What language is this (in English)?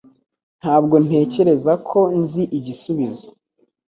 Kinyarwanda